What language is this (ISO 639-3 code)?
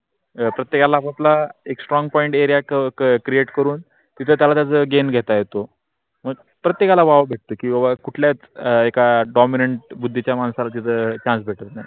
mar